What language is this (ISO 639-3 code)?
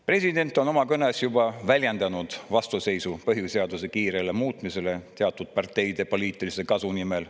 est